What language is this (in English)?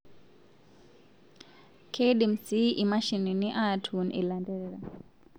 Masai